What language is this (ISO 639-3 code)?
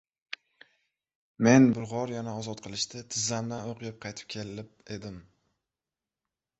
uzb